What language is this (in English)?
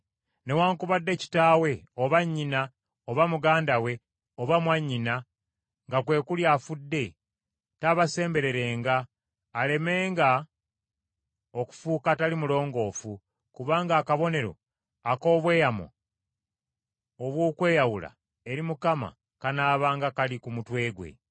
Ganda